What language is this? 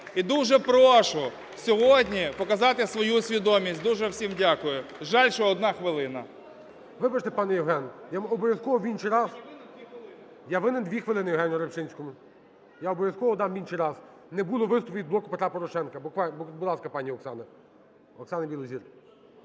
Ukrainian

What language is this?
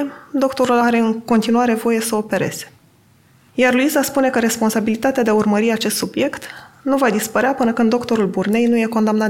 Romanian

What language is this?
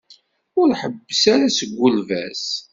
Kabyle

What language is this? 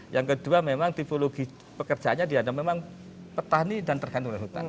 Indonesian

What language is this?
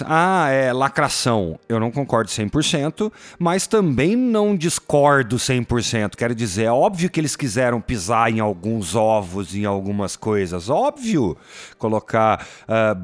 Portuguese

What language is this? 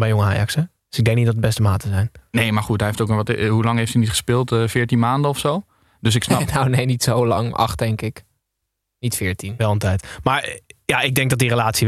Dutch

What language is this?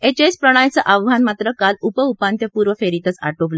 Marathi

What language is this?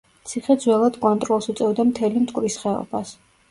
Georgian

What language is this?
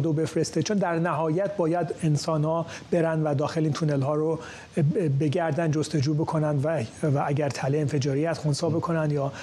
Persian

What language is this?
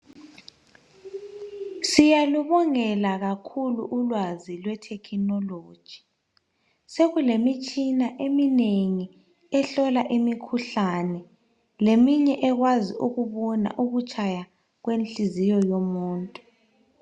North Ndebele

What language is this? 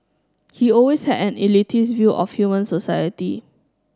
English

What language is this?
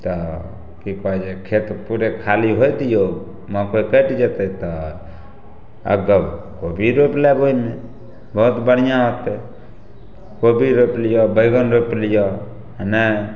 Maithili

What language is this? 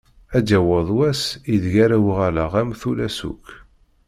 Kabyle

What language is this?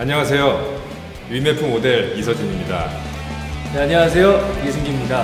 Korean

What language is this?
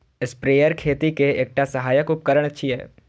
Maithili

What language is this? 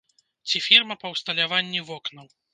Belarusian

